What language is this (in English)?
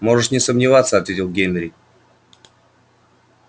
Russian